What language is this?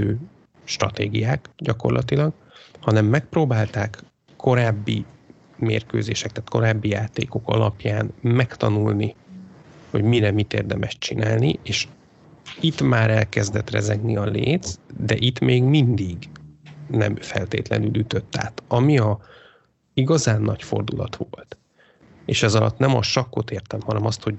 Hungarian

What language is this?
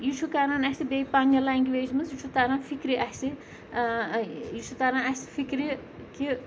Kashmiri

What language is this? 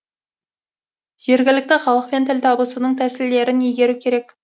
Kazakh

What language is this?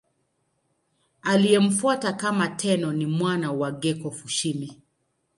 Swahili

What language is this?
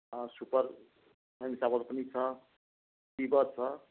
Nepali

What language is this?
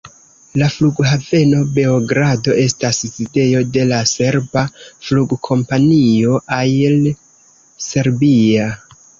Esperanto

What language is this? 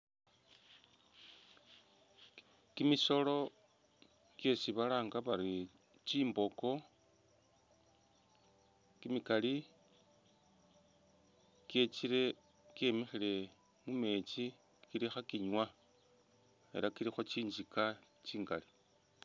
Masaaba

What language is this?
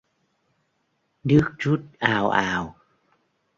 Vietnamese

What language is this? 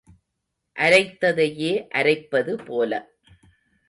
Tamil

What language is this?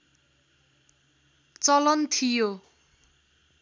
Nepali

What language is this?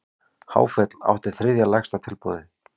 Icelandic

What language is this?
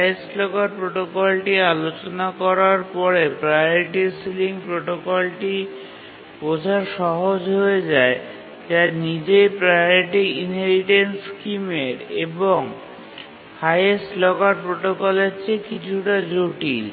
Bangla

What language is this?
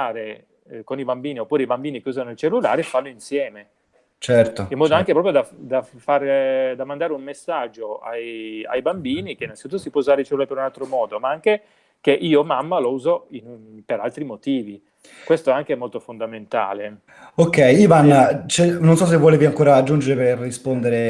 Italian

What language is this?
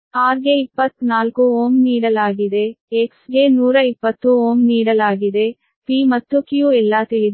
Kannada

